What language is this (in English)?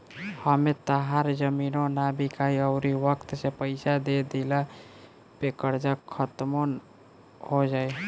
Bhojpuri